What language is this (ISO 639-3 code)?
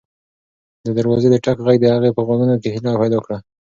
pus